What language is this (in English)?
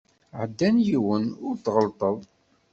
Kabyle